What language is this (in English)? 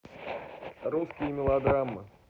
Russian